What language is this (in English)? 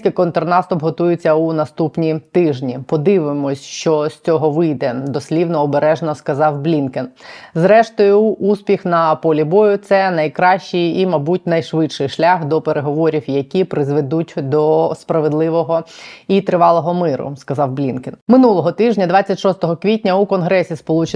Ukrainian